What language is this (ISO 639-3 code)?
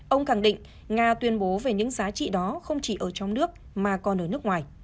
vie